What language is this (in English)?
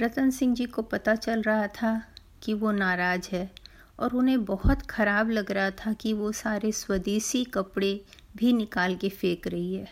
Hindi